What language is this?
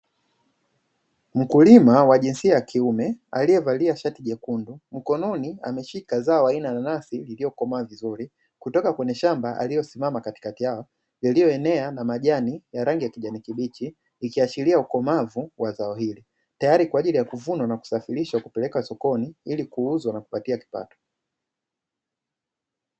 Swahili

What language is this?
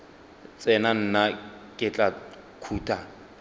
Northern Sotho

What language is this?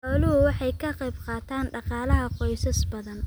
Somali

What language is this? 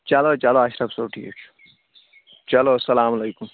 Kashmiri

